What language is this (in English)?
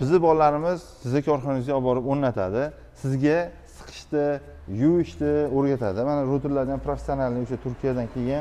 Turkish